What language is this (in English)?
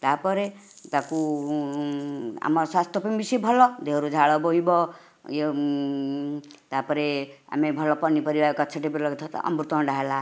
Odia